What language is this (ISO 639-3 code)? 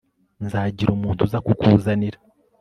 kin